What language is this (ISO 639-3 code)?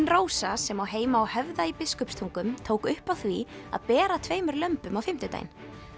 isl